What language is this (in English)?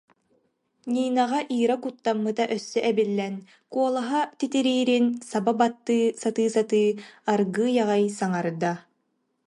Yakut